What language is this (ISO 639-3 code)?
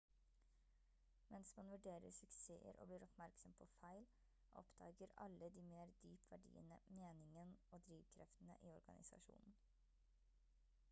nob